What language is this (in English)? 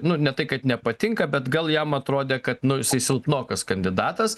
Lithuanian